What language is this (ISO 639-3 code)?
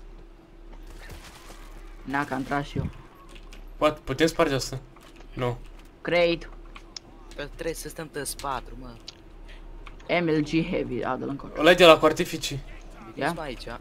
ron